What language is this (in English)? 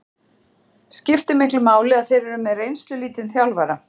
Icelandic